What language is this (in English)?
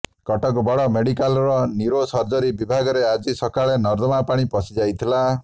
Odia